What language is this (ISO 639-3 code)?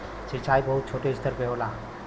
bho